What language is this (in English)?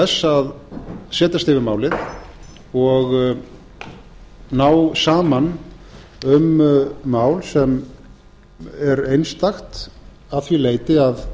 Icelandic